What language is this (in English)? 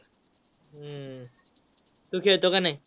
Marathi